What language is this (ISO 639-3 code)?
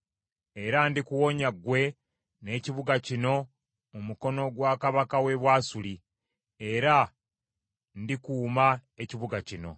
lug